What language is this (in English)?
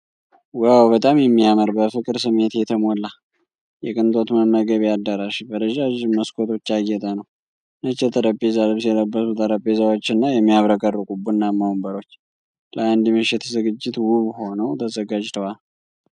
Amharic